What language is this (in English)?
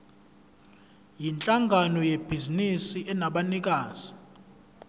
Zulu